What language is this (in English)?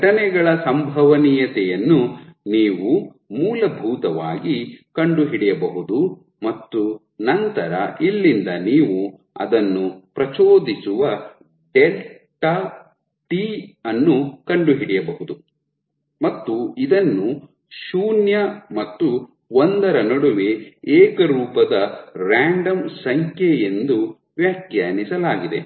Kannada